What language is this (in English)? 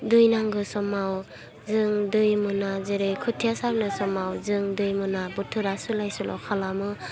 Bodo